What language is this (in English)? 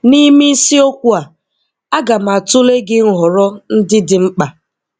Igbo